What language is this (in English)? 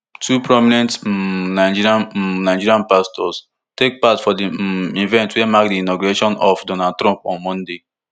Nigerian Pidgin